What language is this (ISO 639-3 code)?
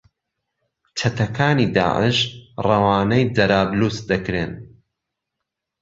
ckb